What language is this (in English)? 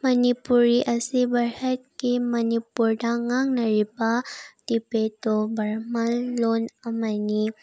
Manipuri